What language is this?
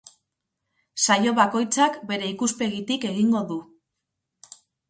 Basque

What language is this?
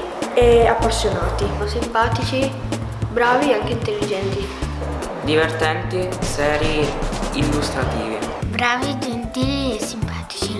Italian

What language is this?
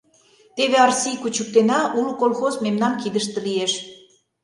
Mari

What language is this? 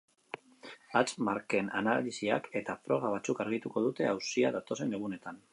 Basque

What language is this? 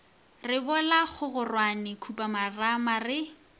Northern Sotho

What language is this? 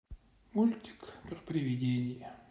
Russian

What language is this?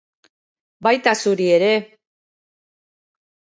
Basque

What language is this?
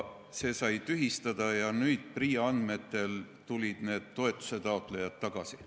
Estonian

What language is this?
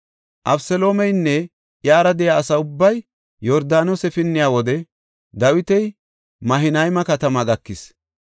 Gofa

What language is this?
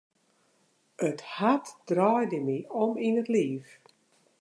Western Frisian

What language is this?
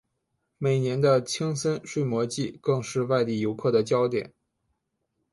Chinese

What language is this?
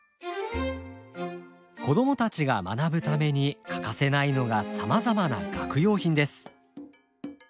Japanese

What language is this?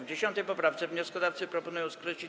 Polish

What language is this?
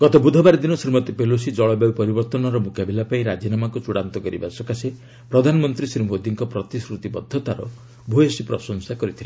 Odia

